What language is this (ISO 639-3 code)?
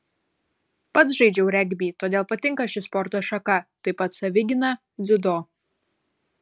lit